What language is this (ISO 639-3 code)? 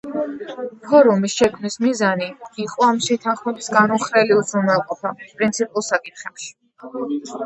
kat